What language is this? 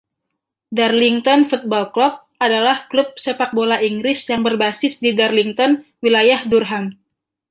Indonesian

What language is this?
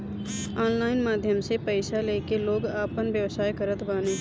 Bhojpuri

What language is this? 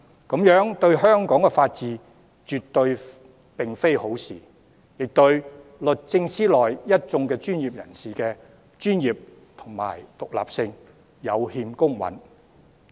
Cantonese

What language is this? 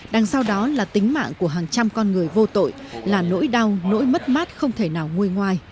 Vietnamese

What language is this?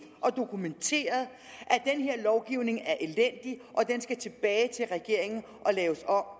Danish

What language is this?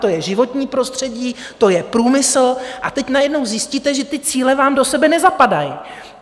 Czech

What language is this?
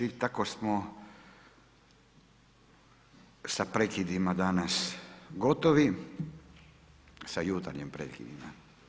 Croatian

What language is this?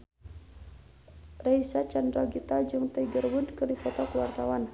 Sundanese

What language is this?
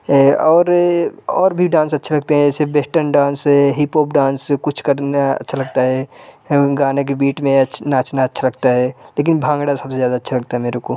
Hindi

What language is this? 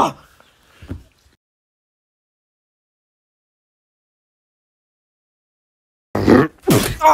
English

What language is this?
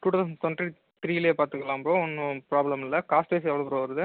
Tamil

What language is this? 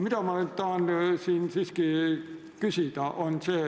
Estonian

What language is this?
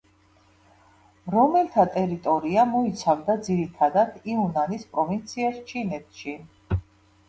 Georgian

